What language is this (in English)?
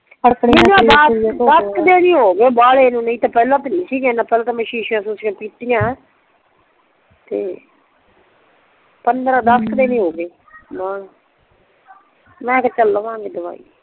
Punjabi